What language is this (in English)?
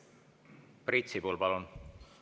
Estonian